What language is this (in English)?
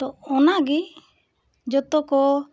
Santali